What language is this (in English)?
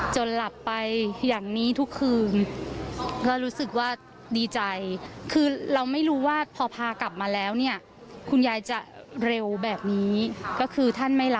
Thai